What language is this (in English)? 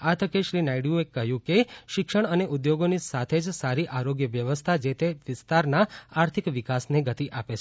Gujarati